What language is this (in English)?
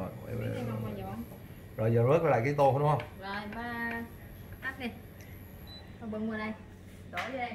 Vietnamese